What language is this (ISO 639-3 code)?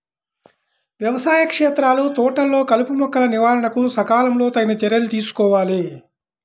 tel